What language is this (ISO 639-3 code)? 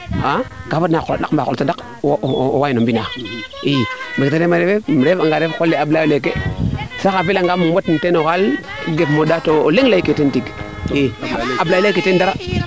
srr